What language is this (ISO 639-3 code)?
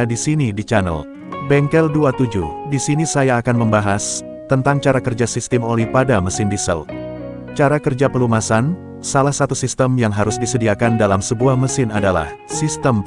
ind